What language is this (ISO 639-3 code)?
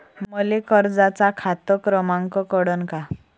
mar